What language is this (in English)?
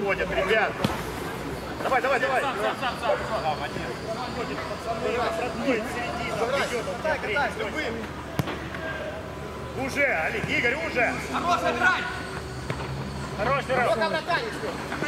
Russian